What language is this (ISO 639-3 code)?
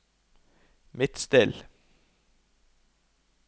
nor